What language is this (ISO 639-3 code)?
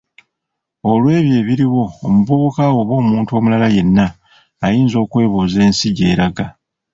lug